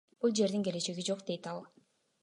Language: Kyrgyz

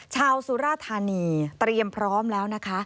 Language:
Thai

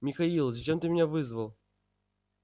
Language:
Russian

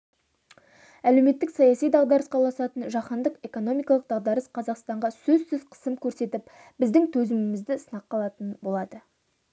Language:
Kazakh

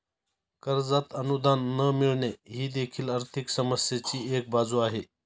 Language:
Marathi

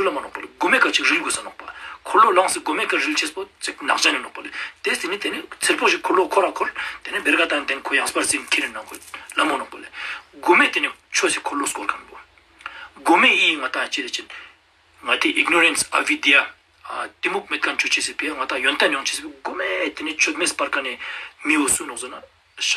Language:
Romanian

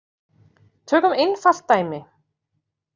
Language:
Icelandic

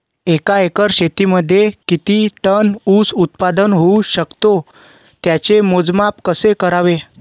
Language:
Marathi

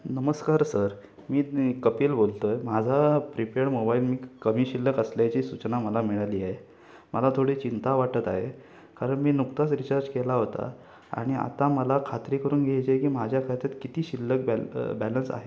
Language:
Marathi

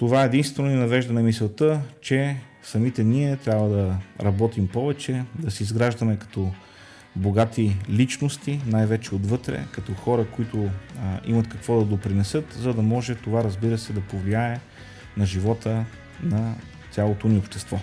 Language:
Bulgarian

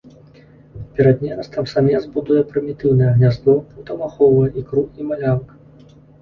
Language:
Belarusian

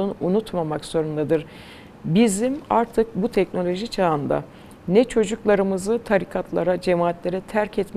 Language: Turkish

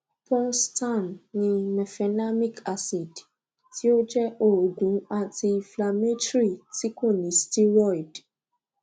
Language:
Yoruba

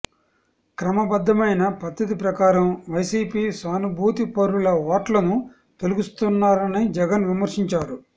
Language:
Telugu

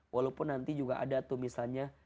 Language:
Indonesian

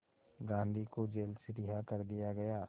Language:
Hindi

